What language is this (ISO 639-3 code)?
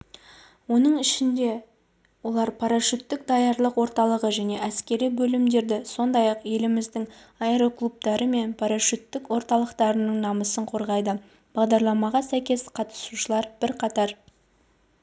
kaz